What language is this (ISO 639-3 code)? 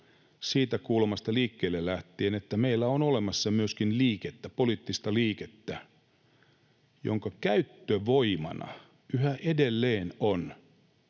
fin